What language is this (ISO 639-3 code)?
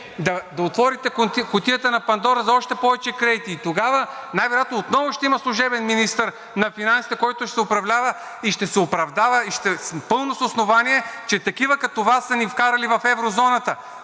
bul